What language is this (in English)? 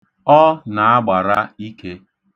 Igbo